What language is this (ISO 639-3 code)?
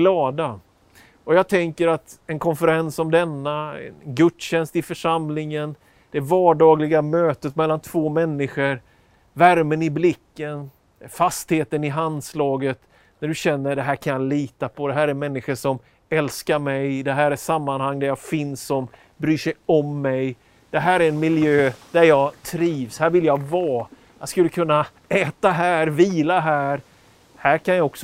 swe